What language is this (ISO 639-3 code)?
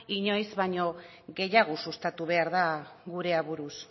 eus